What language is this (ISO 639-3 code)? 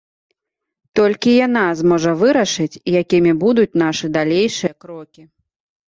bel